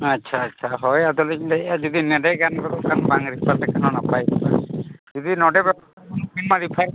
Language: Santali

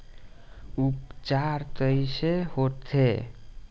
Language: Bhojpuri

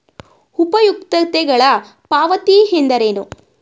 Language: Kannada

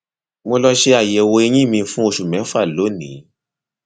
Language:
Yoruba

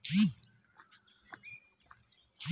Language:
Bangla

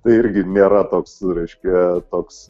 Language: Lithuanian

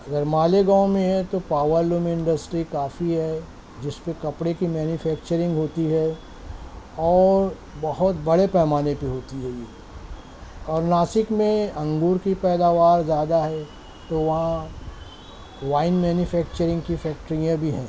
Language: Urdu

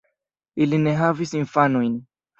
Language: Esperanto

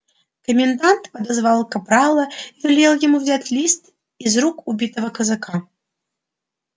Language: Russian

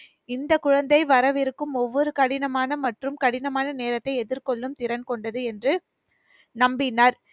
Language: Tamil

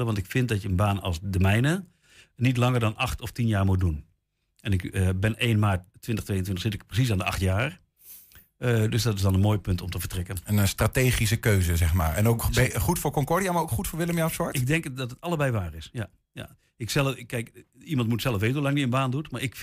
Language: Dutch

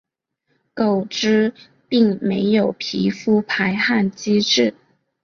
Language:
Chinese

